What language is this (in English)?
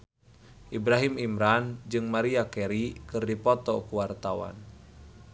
Sundanese